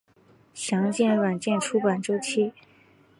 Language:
Chinese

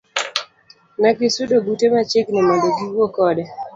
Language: Luo (Kenya and Tanzania)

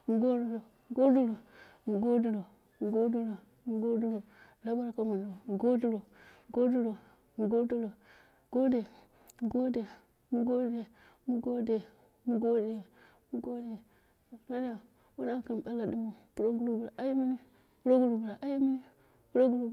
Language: Dera (Nigeria)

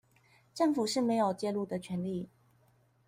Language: Chinese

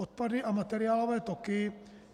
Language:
Czech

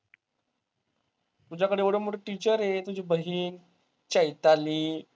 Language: Marathi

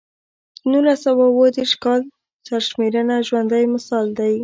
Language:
Pashto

